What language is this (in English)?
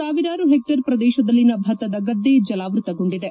Kannada